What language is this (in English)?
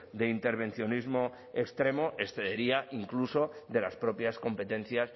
Spanish